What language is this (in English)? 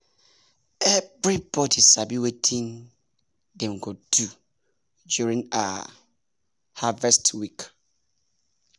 Nigerian Pidgin